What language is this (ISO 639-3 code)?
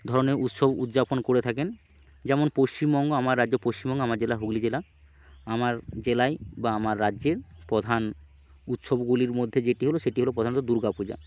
ben